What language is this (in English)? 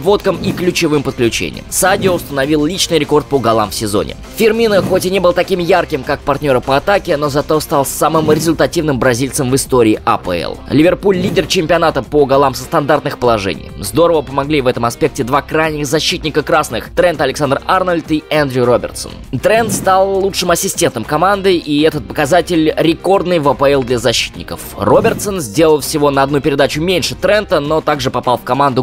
Russian